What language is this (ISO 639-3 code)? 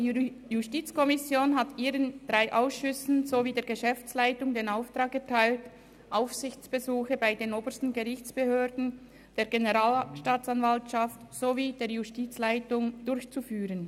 gsw